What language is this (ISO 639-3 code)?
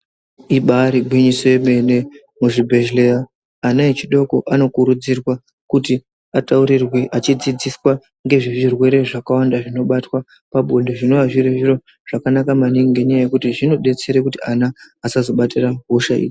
ndc